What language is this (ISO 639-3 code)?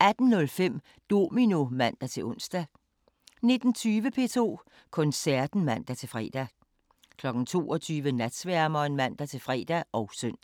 dan